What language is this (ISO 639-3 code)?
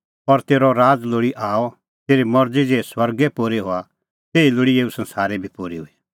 kfx